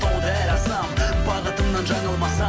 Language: Kazakh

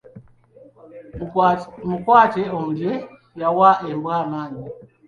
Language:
Ganda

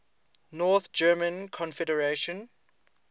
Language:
English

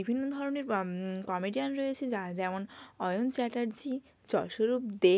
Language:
Bangla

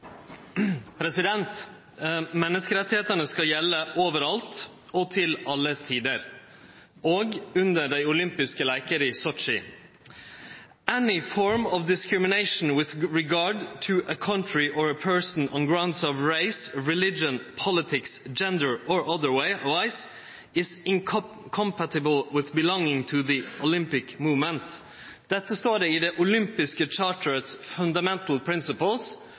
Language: Norwegian Nynorsk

